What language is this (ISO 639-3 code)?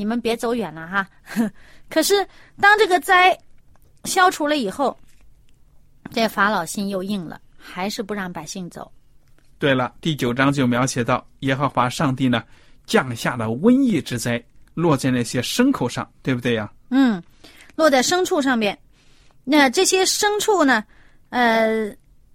zho